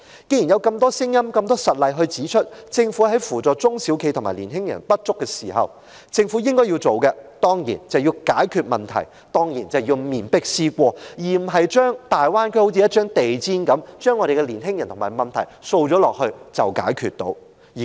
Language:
Cantonese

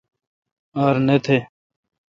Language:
Kalkoti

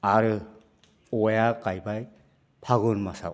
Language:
Bodo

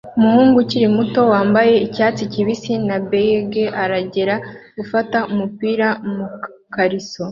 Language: Kinyarwanda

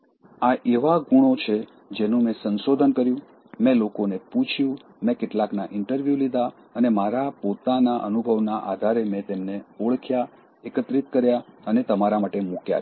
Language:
Gujarati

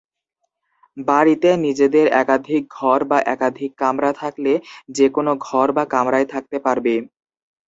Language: Bangla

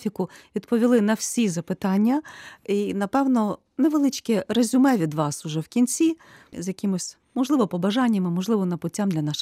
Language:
Ukrainian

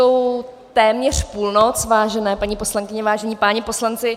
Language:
Czech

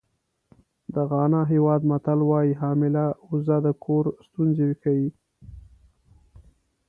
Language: Pashto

